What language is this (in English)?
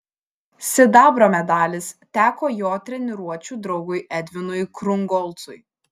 Lithuanian